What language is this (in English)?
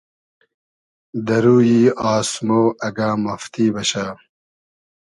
Hazaragi